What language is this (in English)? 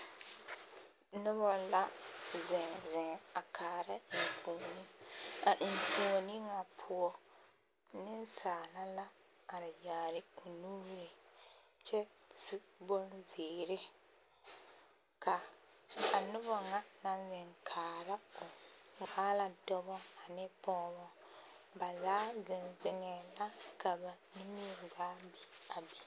Southern Dagaare